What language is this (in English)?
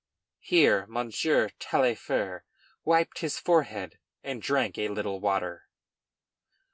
English